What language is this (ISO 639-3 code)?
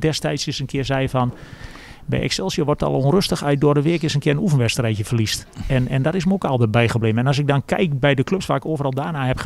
nld